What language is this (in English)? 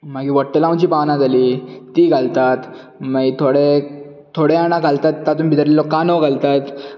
Konkani